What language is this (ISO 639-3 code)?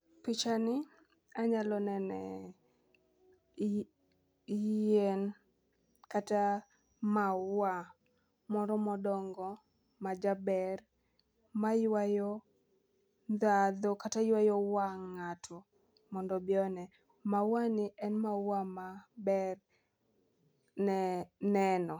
luo